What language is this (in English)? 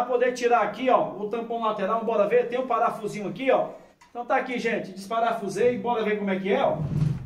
Portuguese